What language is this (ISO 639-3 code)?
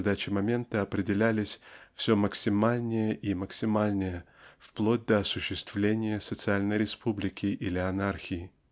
rus